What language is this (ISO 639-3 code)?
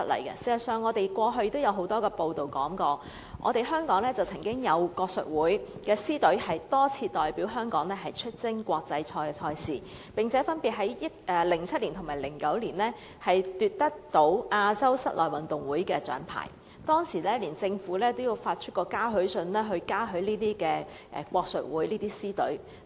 yue